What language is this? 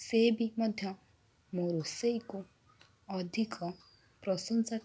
Odia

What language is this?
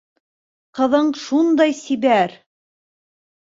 Bashkir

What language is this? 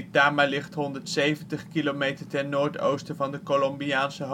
Dutch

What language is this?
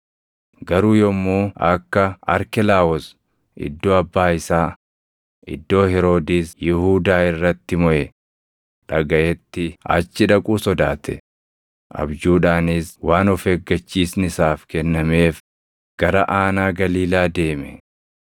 Oromo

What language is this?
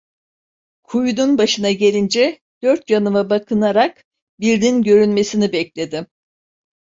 Turkish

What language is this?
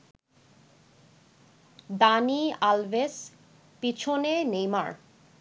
Bangla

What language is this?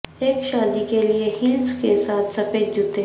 Urdu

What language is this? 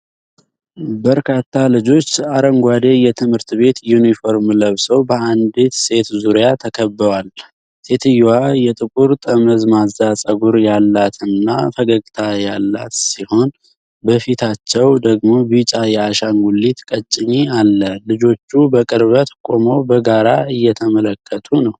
Amharic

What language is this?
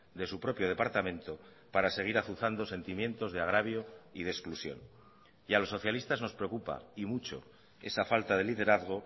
Spanish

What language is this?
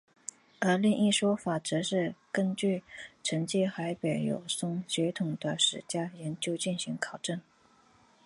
Chinese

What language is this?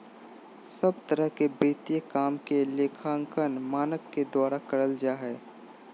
Magahi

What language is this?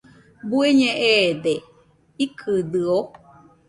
Nüpode Huitoto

